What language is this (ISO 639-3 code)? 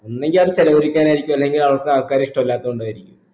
mal